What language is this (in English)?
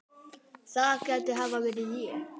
Icelandic